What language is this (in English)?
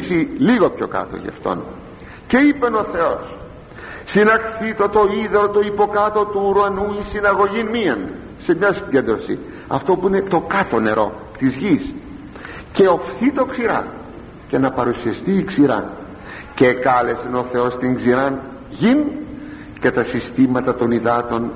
Greek